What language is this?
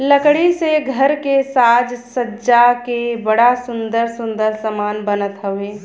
Bhojpuri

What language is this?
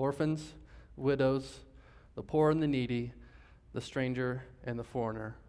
English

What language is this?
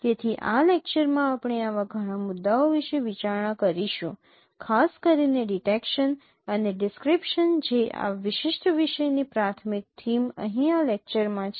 Gujarati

